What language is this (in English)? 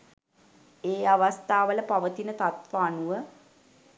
Sinhala